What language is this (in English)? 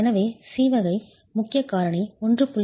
Tamil